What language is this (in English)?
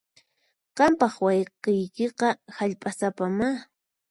Puno Quechua